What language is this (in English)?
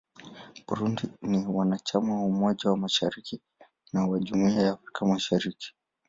Swahili